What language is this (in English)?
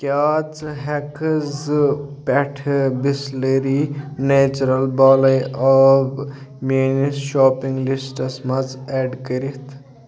Kashmiri